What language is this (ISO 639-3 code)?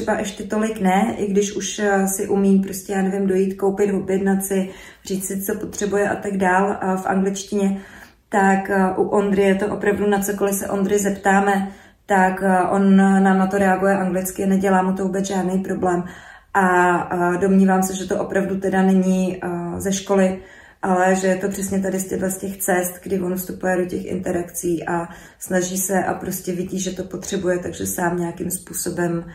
ces